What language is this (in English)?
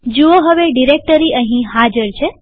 Gujarati